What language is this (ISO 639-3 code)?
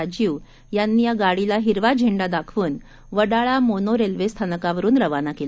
mar